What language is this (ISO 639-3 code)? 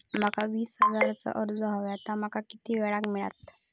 mar